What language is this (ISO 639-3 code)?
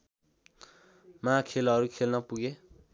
nep